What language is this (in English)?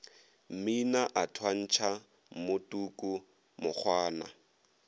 Northern Sotho